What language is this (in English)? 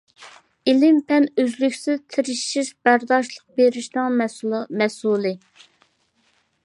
Uyghur